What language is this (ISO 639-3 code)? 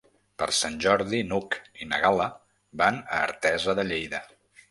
cat